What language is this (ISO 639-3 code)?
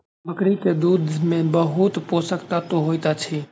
mai